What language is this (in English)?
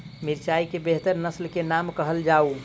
Maithili